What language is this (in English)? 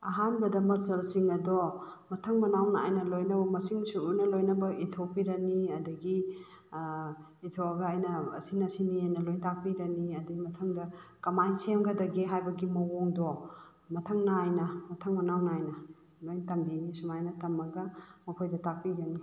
Manipuri